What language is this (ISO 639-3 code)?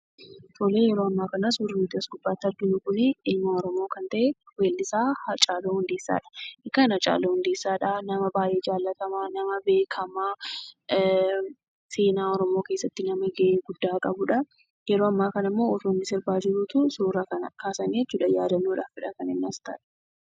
orm